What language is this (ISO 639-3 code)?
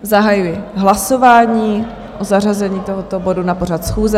ces